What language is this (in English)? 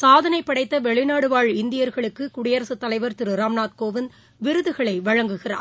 Tamil